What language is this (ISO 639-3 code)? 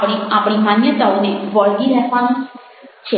guj